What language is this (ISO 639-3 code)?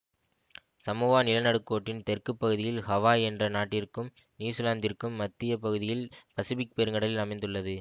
tam